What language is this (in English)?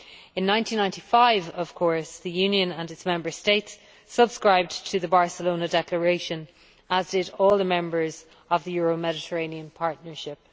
English